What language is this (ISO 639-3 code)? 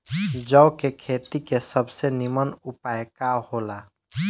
bho